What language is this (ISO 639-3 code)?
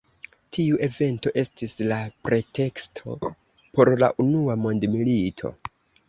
epo